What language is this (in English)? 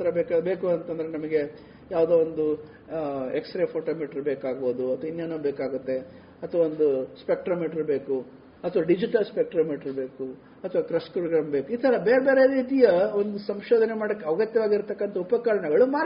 Kannada